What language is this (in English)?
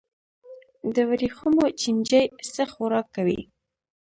Pashto